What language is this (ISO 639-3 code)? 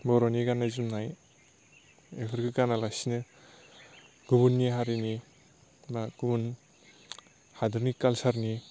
brx